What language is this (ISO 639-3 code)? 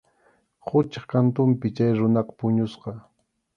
qxu